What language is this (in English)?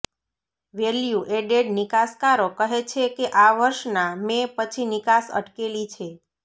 Gujarati